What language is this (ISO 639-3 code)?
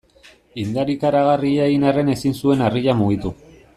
eus